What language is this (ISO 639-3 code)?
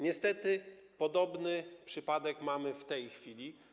pol